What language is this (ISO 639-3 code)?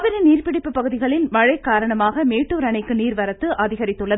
tam